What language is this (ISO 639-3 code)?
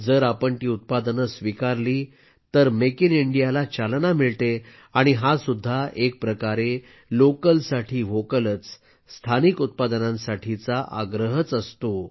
mar